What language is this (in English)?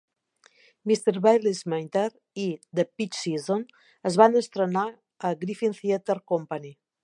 Catalan